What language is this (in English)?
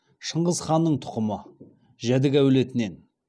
Kazakh